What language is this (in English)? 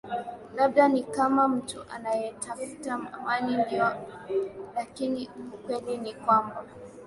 Swahili